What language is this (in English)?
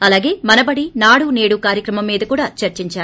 Telugu